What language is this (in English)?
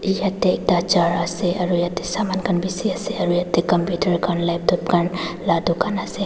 Naga Pidgin